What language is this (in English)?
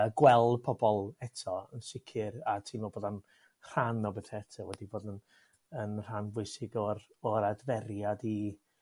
Welsh